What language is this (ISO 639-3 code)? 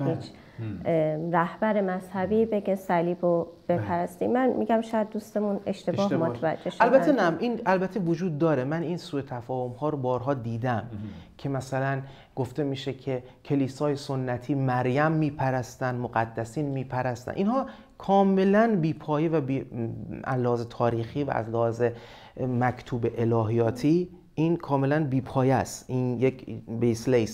fas